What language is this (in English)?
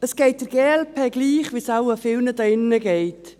Swiss German